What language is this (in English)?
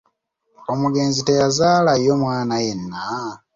Ganda